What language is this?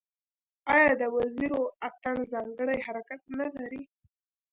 Pashto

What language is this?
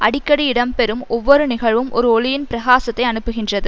Tamil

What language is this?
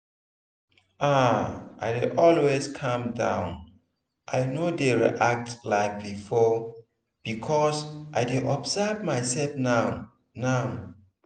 Nigerian Pidgin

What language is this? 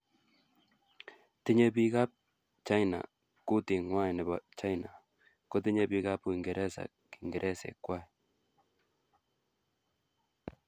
Kalenjin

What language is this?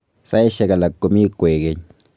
Kalenjin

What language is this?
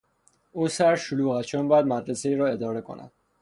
Persian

